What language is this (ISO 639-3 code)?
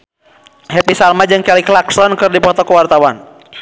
sun